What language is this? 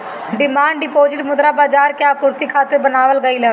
Bhojpuri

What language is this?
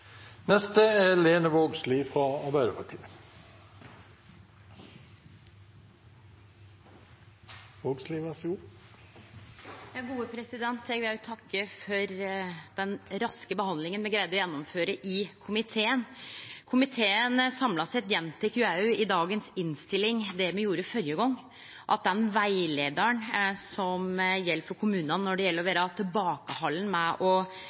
Norwegian Nynorsk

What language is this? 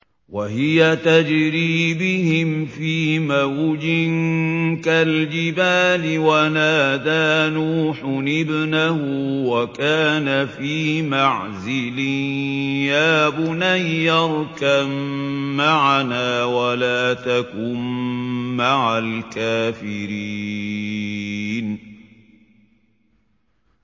Arabic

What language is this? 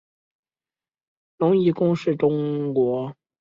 Chinese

